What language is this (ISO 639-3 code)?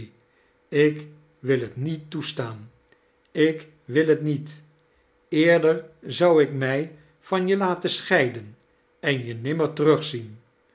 nld